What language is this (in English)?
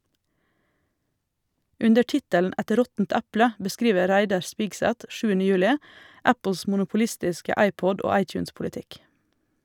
Norwegian